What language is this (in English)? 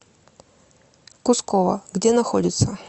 Russian